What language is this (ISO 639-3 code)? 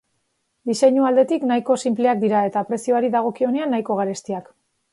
eus